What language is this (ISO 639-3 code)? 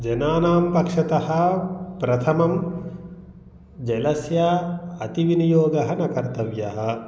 san